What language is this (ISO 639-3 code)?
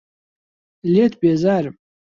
ckb